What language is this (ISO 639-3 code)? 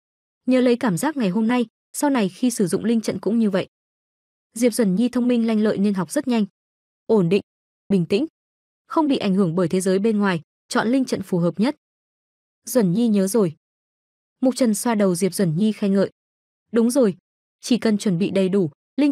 vie